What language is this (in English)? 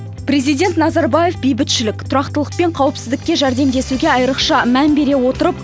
Kazakh